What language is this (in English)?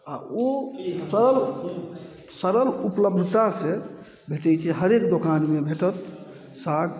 Maithili